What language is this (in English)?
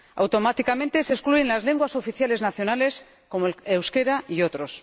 Spanish